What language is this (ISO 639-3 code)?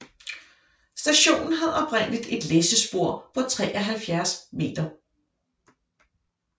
dan